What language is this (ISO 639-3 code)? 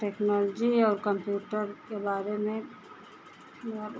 hin